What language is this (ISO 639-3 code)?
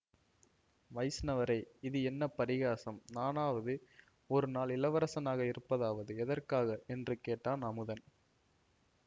tam